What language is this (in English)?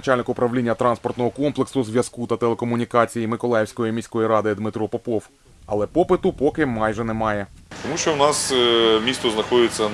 Ukrainian